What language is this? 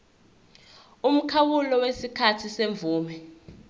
Zulu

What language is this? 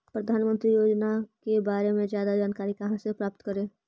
Magahi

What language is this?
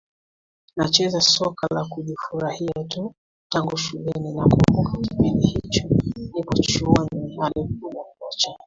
Swahili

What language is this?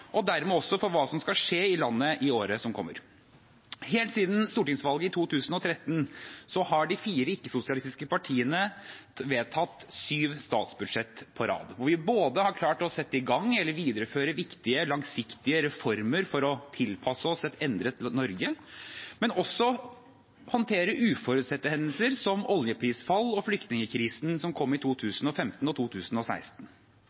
Norwegian Bokmål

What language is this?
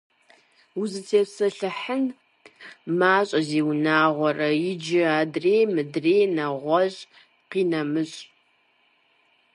Kabardian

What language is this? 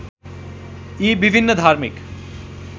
Nepali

